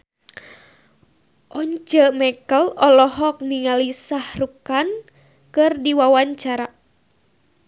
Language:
Sundanese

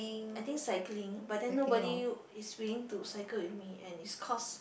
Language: English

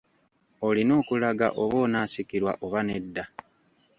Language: Ganda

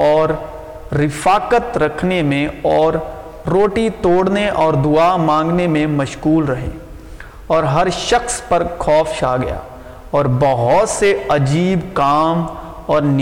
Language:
Urdu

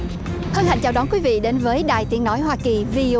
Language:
Vietnamese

